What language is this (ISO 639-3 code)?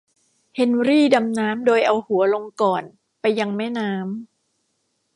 tha